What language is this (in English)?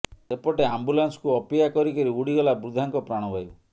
Odia